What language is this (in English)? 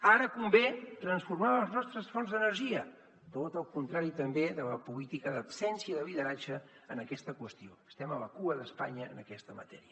Catalan